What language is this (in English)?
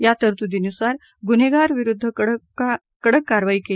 Marathi